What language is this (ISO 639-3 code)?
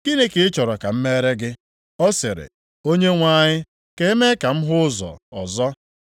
ibo